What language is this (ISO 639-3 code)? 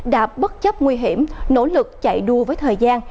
vie